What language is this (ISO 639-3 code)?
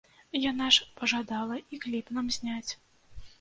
bel